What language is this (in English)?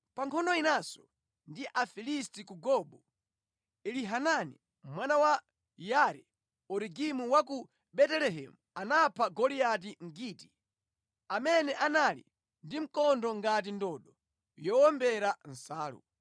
Nyanja